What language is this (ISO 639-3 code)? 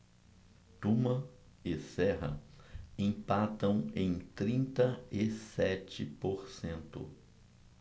por